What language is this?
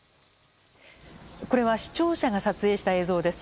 Japanese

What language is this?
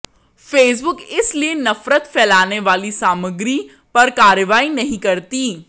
Hindi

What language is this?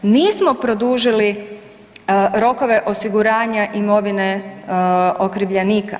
Croatian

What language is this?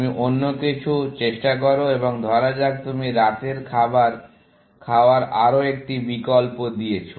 Bangla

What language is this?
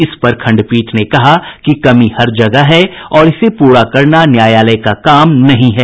Hindi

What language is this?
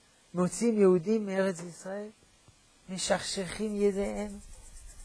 Hebrew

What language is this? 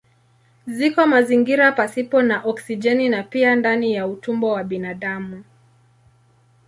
Swahili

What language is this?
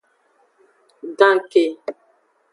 Aja (Benin)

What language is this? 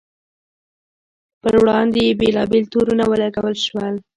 Pashto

